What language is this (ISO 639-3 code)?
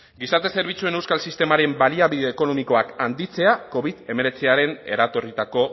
eus